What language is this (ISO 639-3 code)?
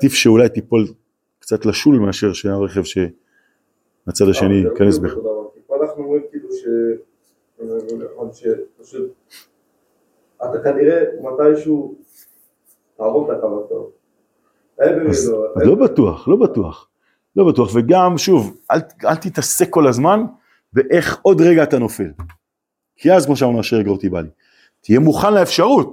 heb